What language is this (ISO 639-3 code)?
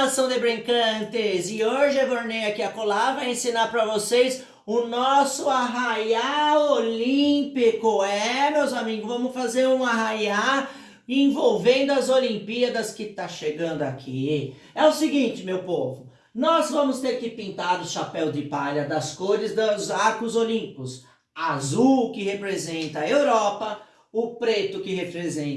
por